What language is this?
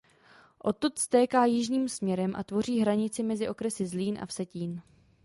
Czech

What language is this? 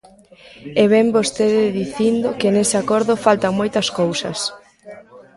Galician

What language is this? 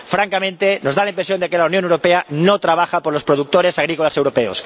Spanish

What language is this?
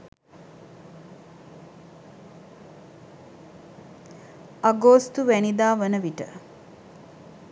Sinhala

